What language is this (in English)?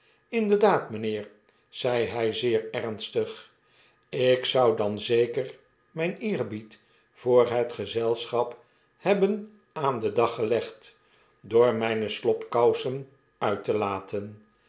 Dutch